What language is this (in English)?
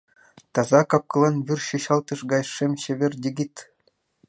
Mari